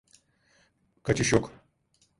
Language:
Turkish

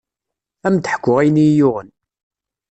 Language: Kabyle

